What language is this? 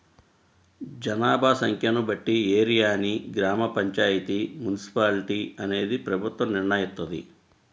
Telugu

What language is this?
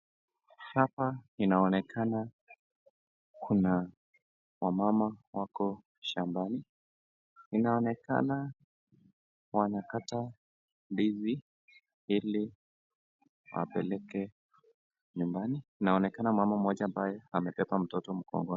Swahili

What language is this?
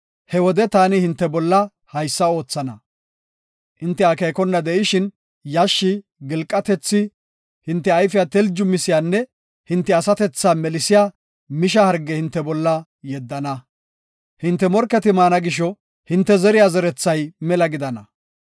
Gofa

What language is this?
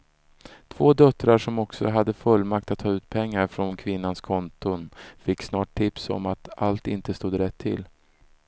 Swedish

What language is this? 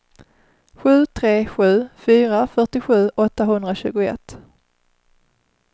Swedish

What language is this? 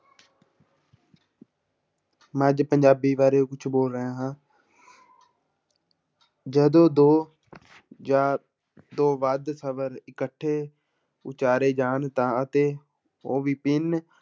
Punjabi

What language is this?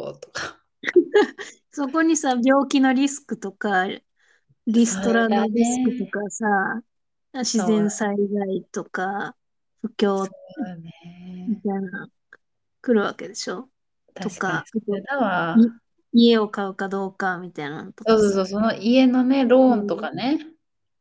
Japanese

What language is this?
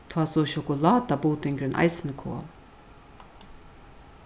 Faroese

